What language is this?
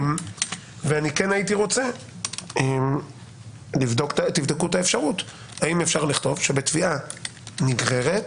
Hebrew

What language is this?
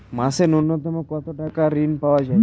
Bangla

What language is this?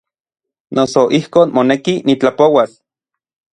Orizaba Nahuatl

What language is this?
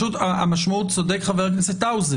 Hebrew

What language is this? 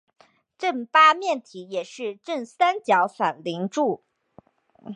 Chinese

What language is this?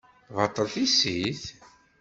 Kabyle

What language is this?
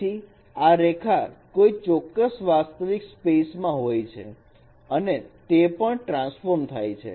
Gujarati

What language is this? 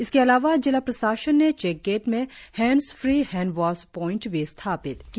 Hindi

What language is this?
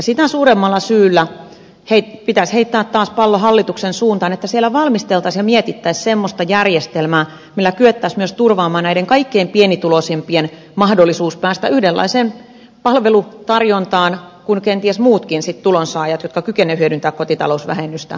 Finnish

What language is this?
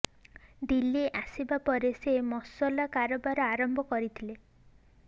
Odia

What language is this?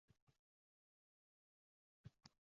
Uzbek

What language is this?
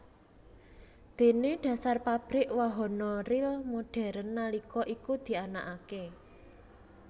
Javanese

